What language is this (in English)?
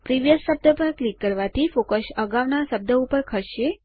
Gujarati